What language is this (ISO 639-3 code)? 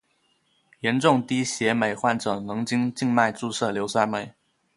zho